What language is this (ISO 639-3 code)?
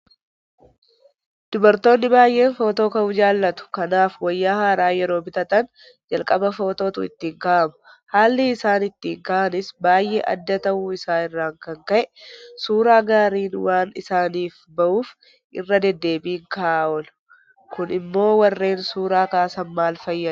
orm